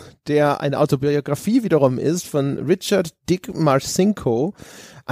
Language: German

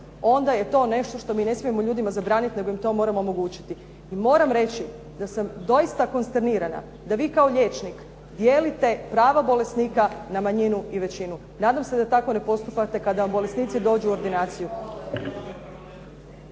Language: Croatian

